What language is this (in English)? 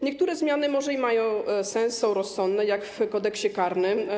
Polish